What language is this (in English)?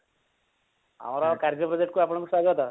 Odia